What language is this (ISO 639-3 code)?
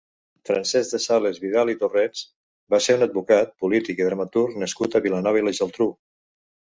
cat